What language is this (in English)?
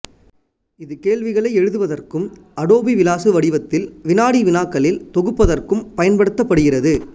Tamil